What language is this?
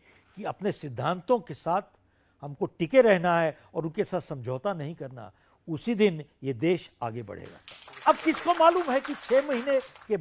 Hindi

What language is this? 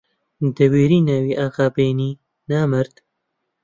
Central Kurdish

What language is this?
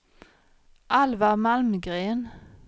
Swedish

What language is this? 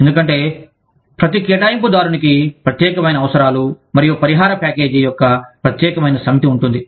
Telugu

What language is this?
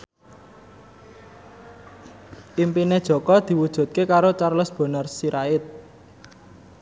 Javanese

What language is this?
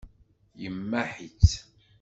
Kabyle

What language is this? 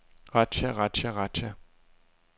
Danish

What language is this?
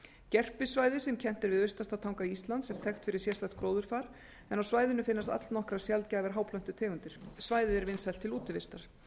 Icelandic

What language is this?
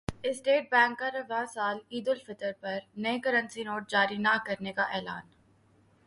Urdu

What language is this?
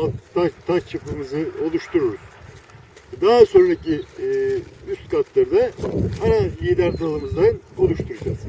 Turkish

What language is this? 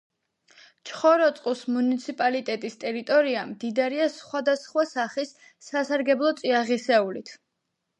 Georgian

